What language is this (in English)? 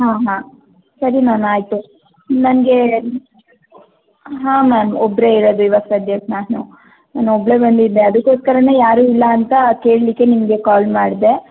Kannada